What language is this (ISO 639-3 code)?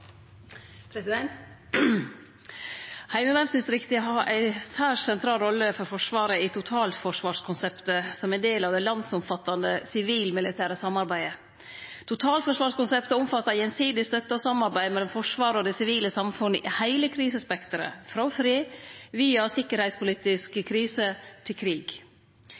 nno